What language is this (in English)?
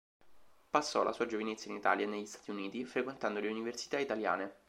Italian